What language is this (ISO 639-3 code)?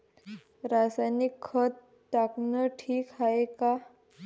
mar